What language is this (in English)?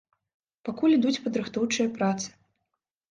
Belarusian